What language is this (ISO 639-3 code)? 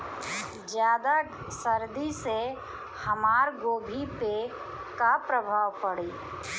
bho